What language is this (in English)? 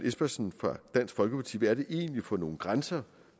Danish